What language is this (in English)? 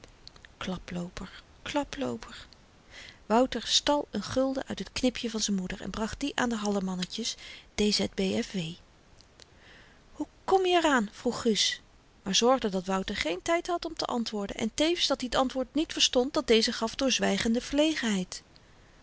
Dutch